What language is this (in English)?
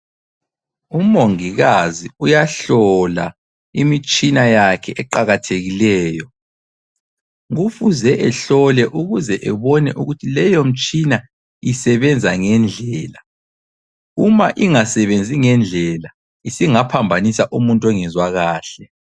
North Ndebele